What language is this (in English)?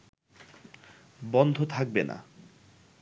Bangla